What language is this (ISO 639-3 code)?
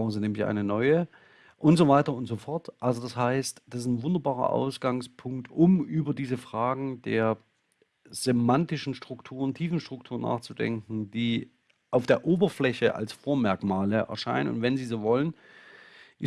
deu